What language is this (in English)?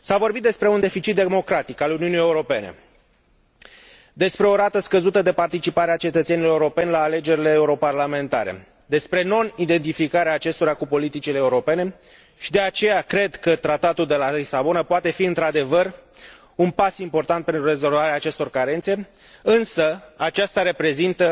Romanian